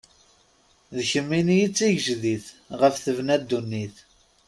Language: Kabyle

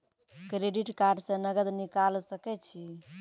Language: Maithili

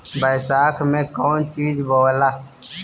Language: Bhojpuri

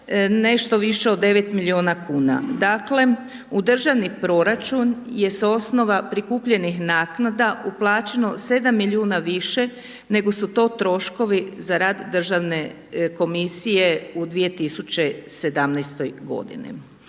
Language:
Croatian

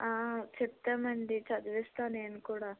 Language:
Telugu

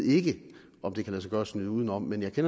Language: Danish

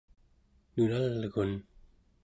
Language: Central Yupik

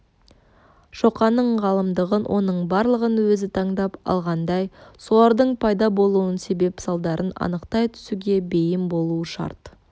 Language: Kazakh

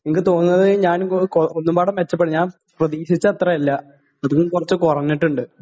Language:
Malayalam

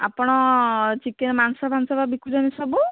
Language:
Odia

